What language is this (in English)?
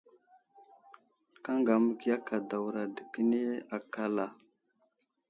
Wuzlam